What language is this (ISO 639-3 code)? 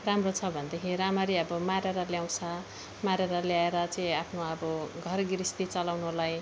nep